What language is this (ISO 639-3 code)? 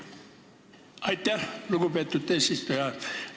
est